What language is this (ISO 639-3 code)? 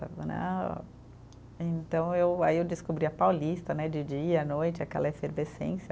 por